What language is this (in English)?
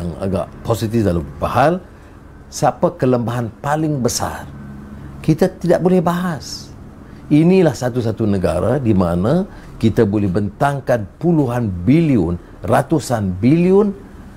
Malay